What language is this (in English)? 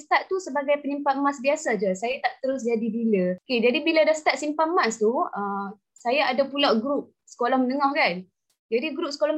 Malay